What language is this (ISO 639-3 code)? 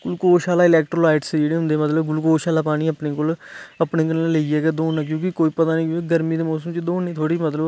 doi